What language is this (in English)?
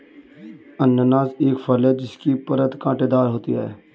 Hindi